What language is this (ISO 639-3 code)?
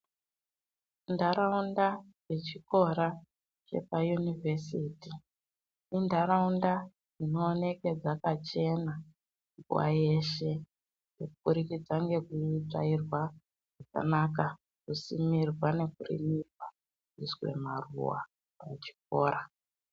ndc